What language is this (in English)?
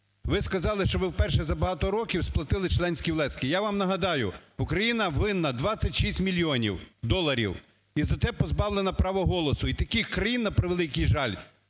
Ukrainian